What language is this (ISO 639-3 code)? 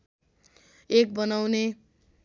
nep